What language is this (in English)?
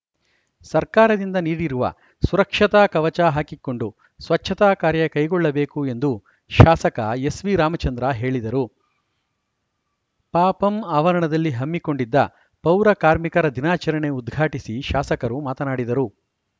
Kannada